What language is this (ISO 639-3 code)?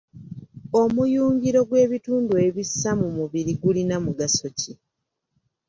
lug